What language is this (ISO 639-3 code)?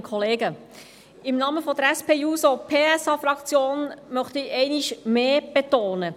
gsw